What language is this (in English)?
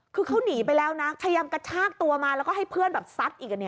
Thai